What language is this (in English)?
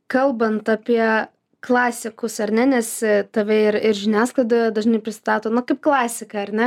Lithuanian